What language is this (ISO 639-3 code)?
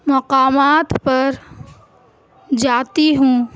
urd